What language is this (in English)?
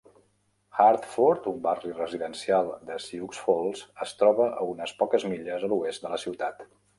Catalan